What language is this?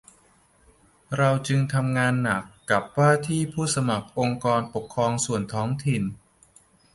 Thai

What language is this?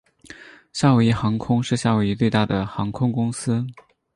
Chinese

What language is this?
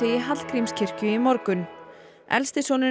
Icelandic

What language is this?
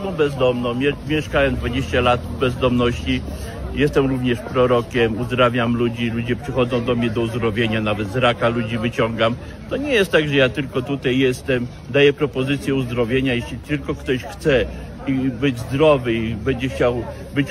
Polish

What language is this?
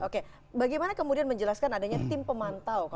Indonesian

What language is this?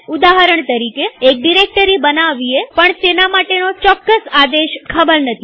Gujarati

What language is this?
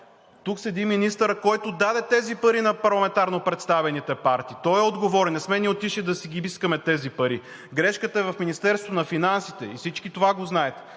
Bulgarian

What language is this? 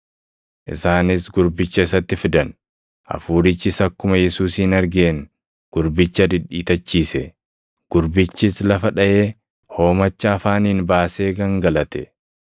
Oromo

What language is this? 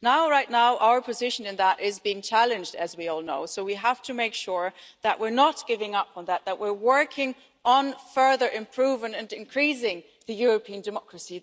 English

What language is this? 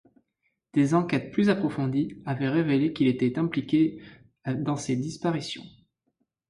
French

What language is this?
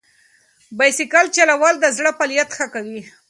Pashto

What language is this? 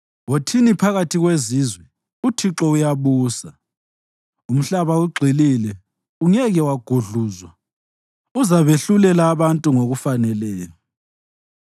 North Ndebele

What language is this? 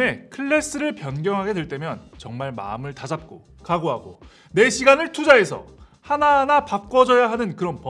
Korean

